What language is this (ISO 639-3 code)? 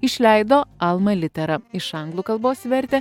lit